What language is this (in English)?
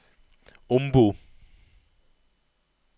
Norwegian